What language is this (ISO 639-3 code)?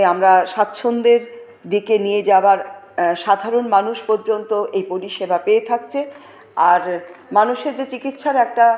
ben